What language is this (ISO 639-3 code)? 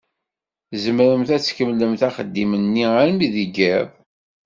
kab